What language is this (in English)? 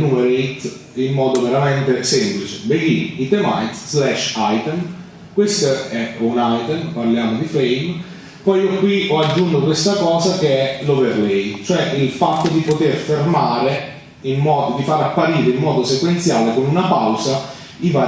Italian